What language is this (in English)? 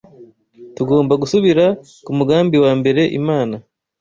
Kinyarwanda